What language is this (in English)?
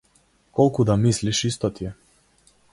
Macedonian